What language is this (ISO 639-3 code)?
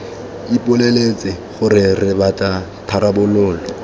tsn